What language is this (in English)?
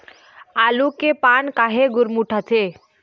Chhattisgarhi